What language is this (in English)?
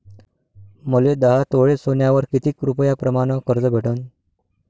Marathi